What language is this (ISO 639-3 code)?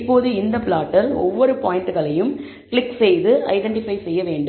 tam